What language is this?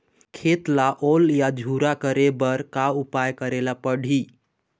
Chhattisgarhi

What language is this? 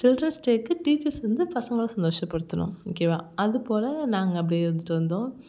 Tamil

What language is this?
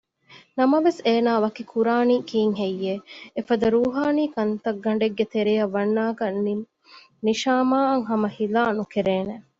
Divehi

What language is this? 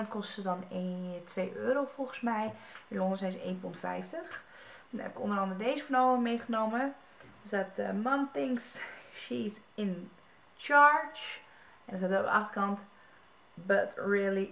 Dutch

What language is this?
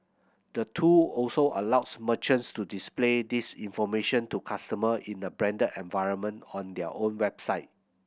English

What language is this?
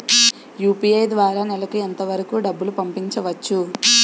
Telugu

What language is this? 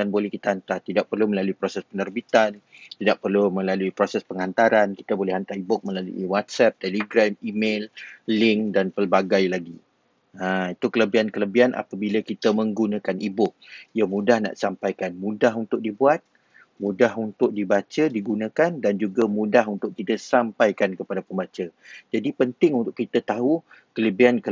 Malay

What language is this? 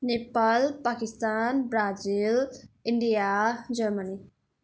Nepali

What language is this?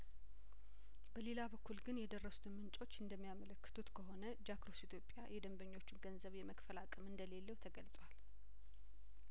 Amharic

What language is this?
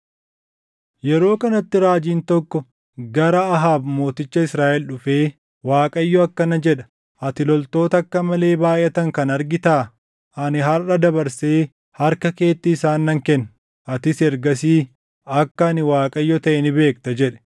Oromo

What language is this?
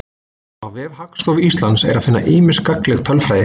Icelandic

